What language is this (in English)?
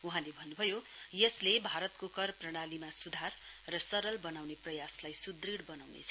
Nepali